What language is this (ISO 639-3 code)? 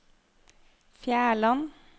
nor